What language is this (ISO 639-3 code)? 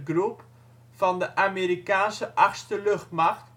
nld